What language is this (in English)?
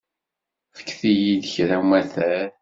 Kabyle